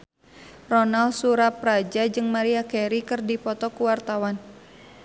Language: Sundanese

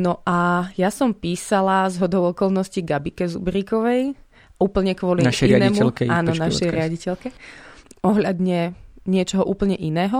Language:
Slovak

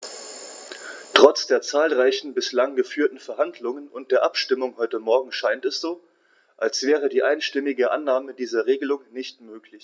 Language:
German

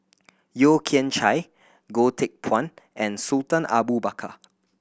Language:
English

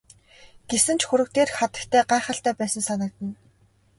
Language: Mongolian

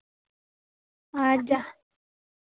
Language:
Santali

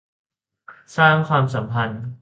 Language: Thai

